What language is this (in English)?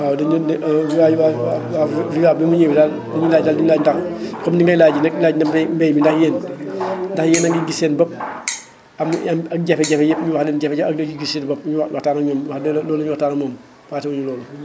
Wolof